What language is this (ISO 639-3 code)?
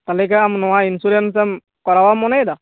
sat